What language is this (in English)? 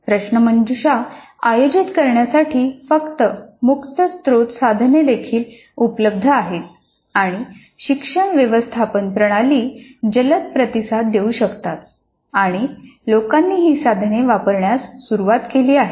Marathi